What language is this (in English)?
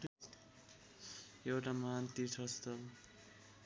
Nepali